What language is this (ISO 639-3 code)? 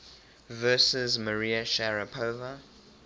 eng